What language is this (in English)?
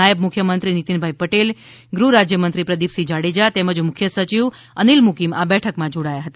Gujarati